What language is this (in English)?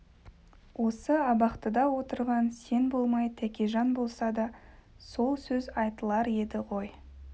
Kazakh